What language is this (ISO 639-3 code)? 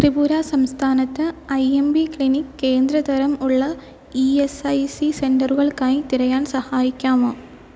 mal